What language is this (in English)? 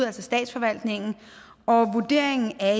Danish